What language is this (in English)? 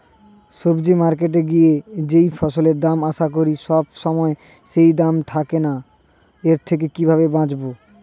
Bangla